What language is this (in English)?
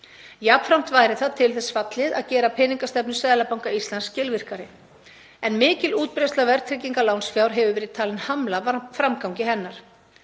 Icelandic